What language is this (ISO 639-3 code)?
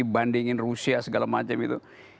ind